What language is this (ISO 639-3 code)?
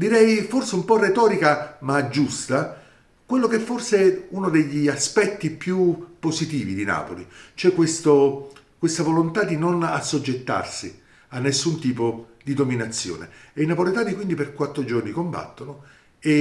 ita